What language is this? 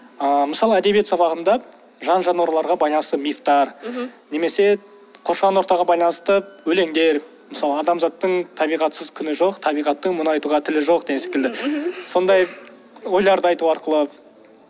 Kazakh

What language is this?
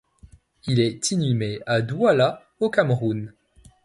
French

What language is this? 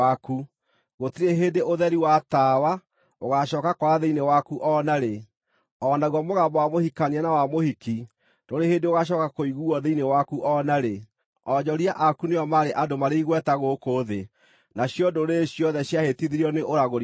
Kikuyu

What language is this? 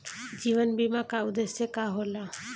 Bhojpuri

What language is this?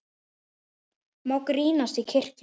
Icelandic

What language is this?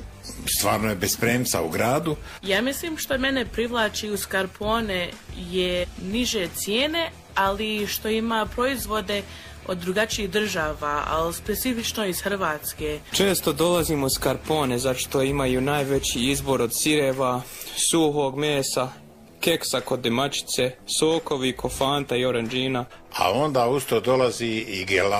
Croatian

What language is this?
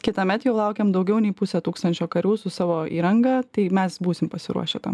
Lithuanian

